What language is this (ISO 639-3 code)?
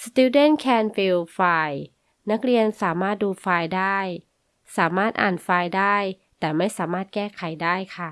tha